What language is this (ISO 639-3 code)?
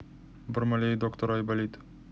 rus